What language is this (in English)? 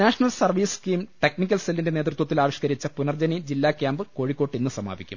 Malayalam